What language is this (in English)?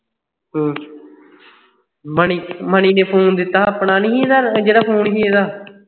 Punjabi